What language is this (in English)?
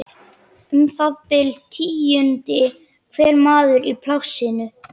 Icelandic